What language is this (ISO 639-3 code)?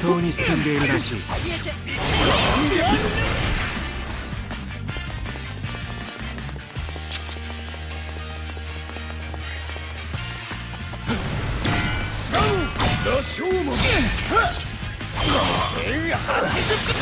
jpn